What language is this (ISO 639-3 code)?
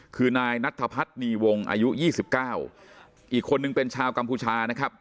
tha